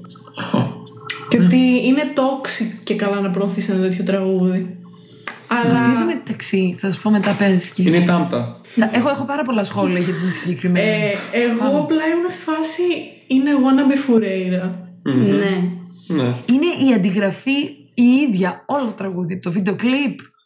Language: Greek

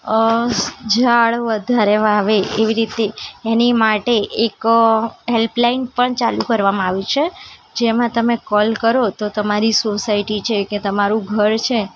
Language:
Gujarati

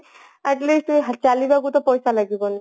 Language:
Odia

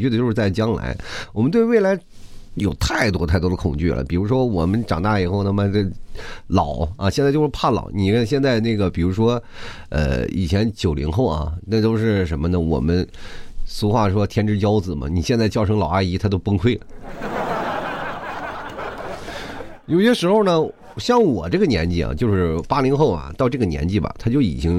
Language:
Chinese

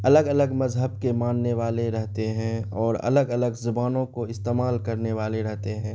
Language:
Urdu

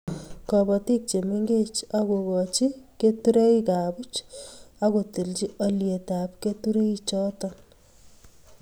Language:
Kalenjin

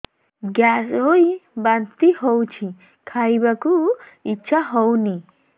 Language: Odia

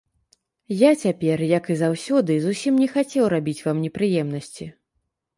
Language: Belarusian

